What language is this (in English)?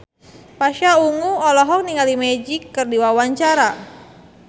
Sundanese